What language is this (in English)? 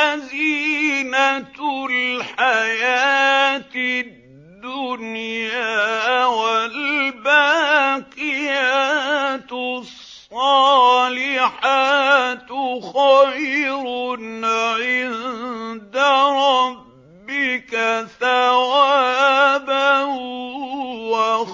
Arabic